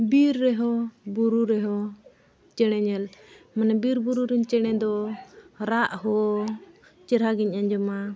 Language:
Santali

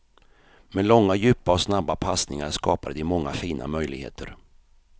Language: Swedish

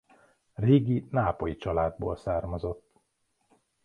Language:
Hungarian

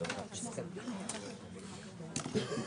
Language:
Hebrew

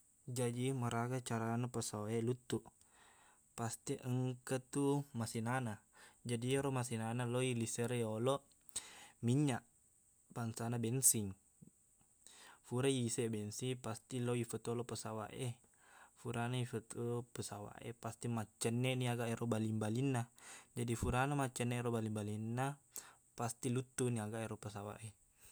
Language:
Buginese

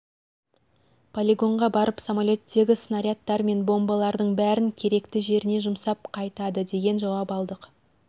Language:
Kazakh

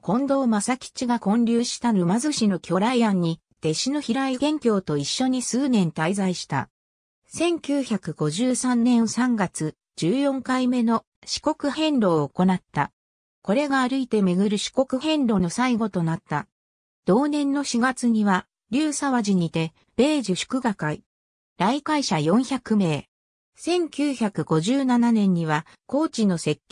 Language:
Japanese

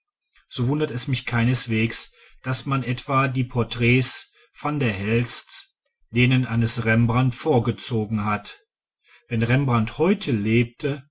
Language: German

